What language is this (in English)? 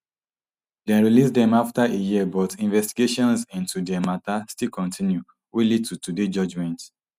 Nigerian Pidgin